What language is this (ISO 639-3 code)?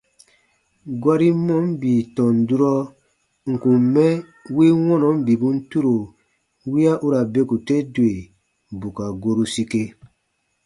bba